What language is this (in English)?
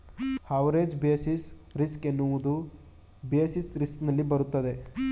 Kannada